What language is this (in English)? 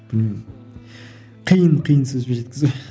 Kazakh